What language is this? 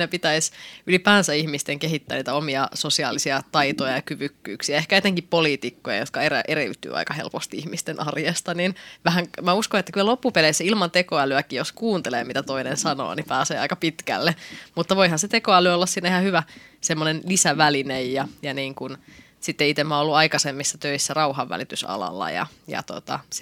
Finnish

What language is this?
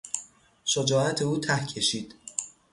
Persian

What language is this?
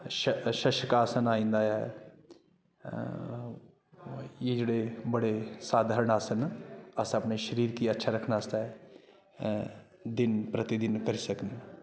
Dogri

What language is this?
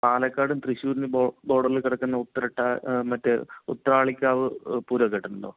Malayalam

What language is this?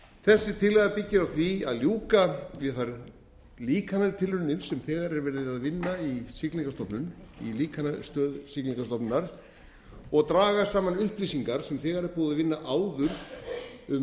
Icelandic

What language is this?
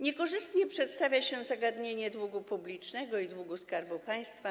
Polish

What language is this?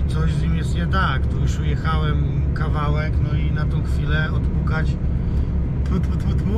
Polish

